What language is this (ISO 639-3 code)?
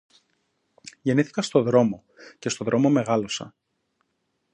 ell